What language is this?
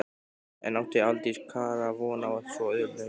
Icelandic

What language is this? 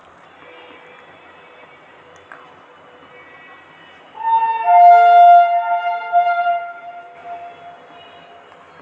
Magahi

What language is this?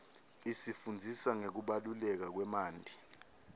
Swati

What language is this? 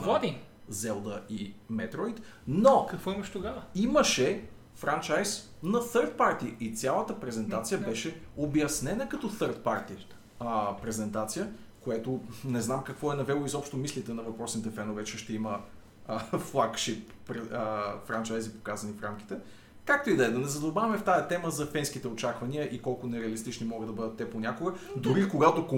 Bulgarian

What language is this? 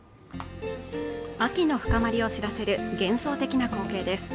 Japanese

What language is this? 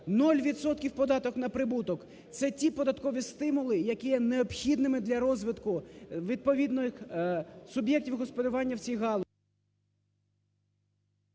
Ukrainian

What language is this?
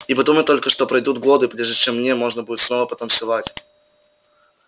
Russian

